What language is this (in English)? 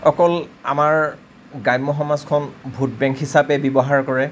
Assamese